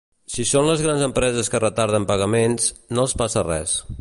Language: Catalan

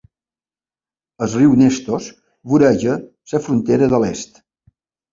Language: Catalan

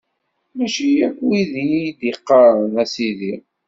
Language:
Kabyle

